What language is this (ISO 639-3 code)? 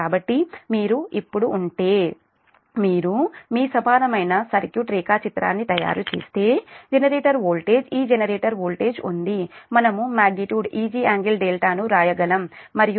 tel